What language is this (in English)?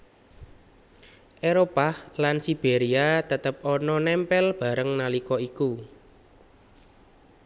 Javanese